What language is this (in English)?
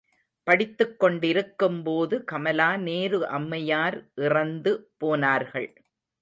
Tamil